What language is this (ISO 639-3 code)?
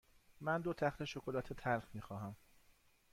fas